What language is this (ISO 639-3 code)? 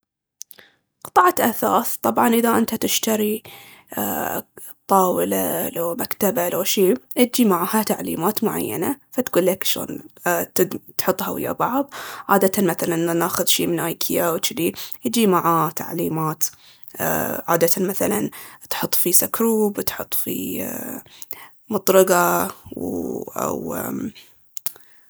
abv